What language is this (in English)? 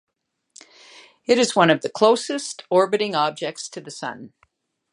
English